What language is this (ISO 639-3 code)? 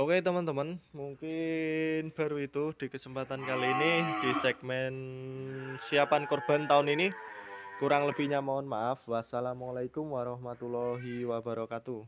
ind